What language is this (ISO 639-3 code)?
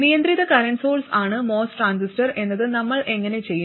mal